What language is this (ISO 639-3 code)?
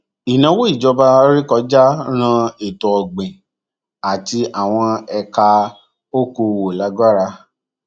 yor